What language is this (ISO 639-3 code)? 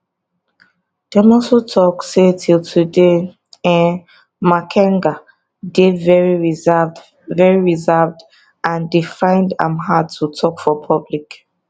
pcm